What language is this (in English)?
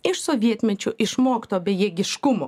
Lithuanian